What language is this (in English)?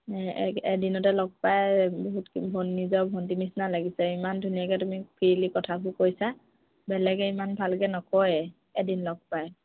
Assamese